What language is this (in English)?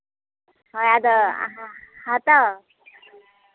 Santali